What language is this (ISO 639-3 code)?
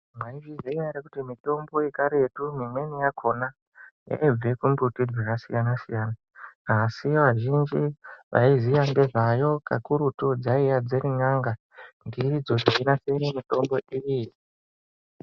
ndc